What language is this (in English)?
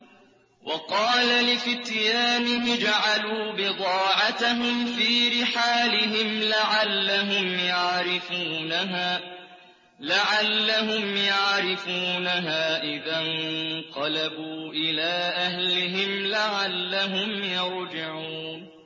Arabic